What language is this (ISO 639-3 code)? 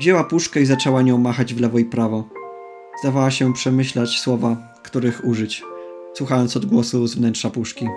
pol